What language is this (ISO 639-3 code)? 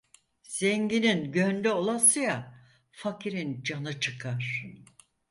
tur